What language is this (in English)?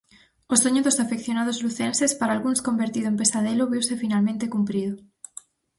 Galician